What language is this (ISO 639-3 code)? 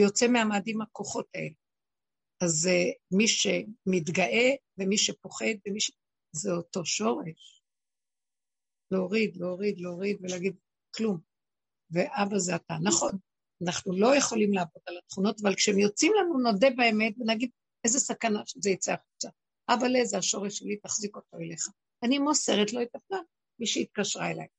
heb